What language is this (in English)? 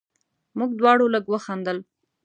Pashto